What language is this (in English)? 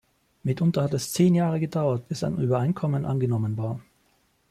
German